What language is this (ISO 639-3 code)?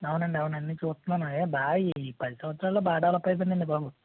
tel